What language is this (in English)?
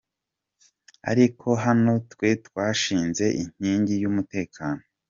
Kinyarwanda